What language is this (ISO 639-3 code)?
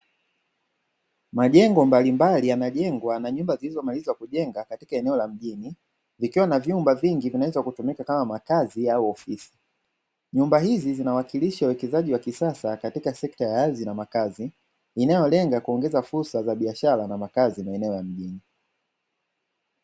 swa